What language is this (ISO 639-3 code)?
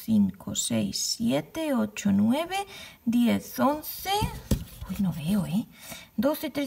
spa